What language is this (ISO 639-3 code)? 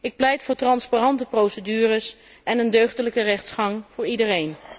nld